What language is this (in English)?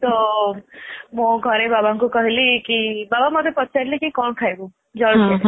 Odia